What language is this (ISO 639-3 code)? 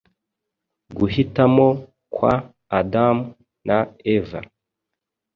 kin